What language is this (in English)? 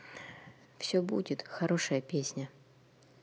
Russian